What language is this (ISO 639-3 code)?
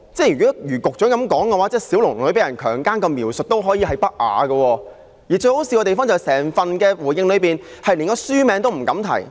yue